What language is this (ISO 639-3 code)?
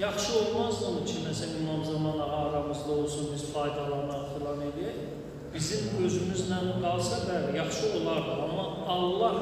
tur